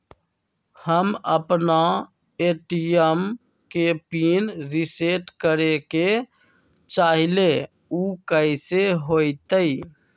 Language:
Magahi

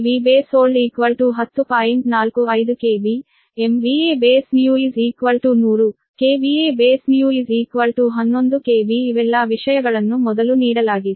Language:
Kannada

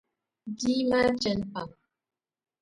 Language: Dagbani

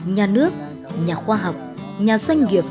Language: Vietnamese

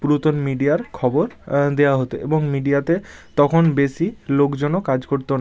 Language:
Bangla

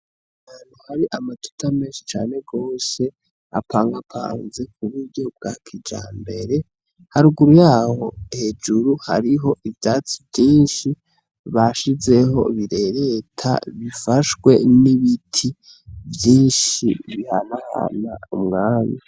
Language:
Rundi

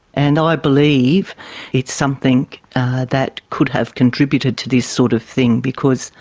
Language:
English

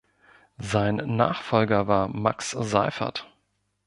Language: German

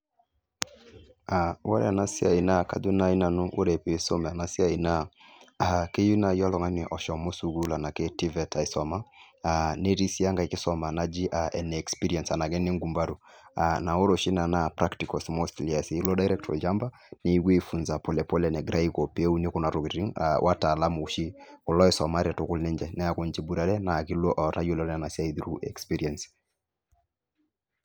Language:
Masai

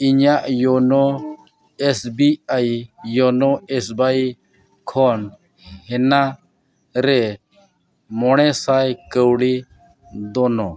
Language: Santali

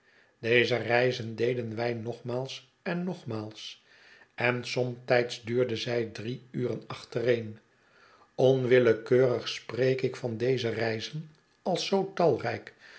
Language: Dutch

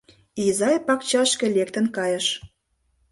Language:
Mari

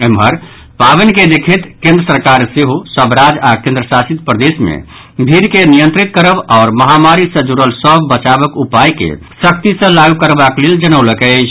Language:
Maithili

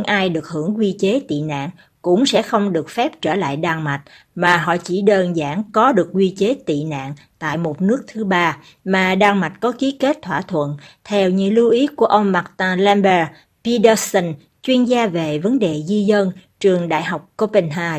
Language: Vietnamese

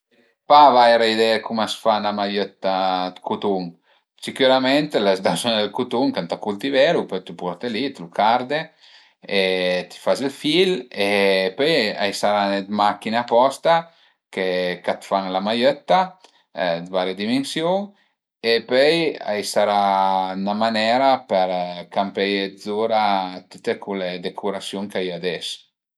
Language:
Piedmontese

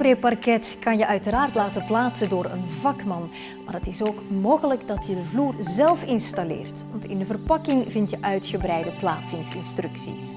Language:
Dutch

